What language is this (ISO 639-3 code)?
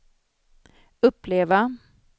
swe